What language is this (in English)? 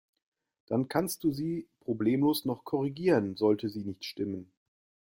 German